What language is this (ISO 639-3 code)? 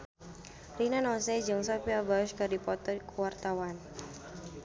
sun